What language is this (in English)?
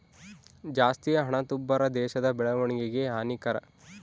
Kannada